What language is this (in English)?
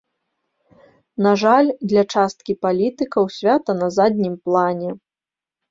Belarusian